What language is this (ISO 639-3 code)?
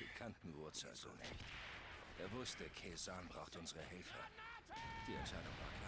deu